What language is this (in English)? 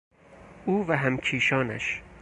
Persian